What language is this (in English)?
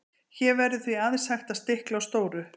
Icelandic